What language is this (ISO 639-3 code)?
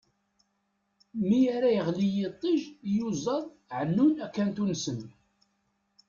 kab